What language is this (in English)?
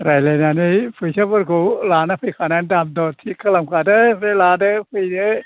Bodo